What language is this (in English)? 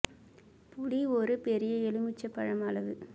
Tamil